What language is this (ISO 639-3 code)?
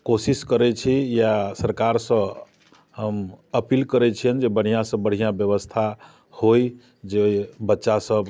mai